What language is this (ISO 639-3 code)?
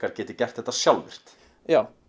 isl